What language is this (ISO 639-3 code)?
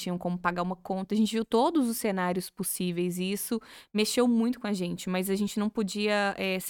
por